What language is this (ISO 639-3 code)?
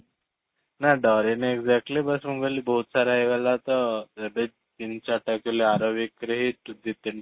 ori